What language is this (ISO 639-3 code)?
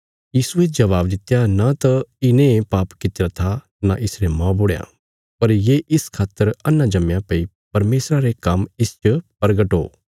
kfs